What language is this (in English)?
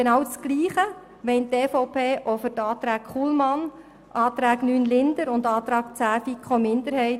Swiss German